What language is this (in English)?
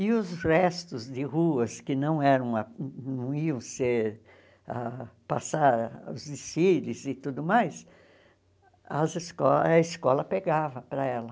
Portuguese